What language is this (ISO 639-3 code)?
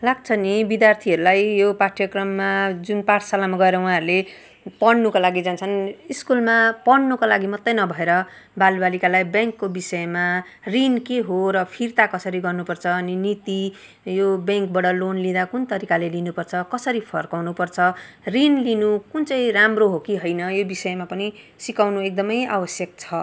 nep